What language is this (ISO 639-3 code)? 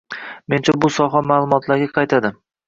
uzb